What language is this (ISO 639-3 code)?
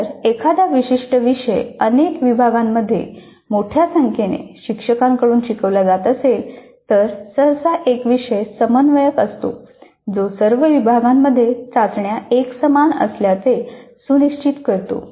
mar